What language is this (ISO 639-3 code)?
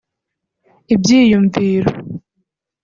kin